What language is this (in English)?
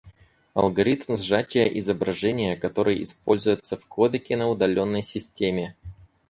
Russian